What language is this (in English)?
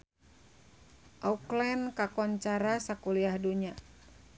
Sundanese